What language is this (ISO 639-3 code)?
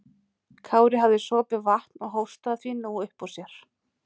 isl